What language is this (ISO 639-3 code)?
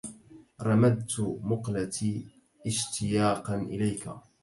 ara